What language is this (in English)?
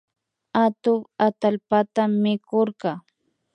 Imbabura Highland Quichua